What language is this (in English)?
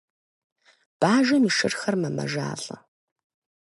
Kabardian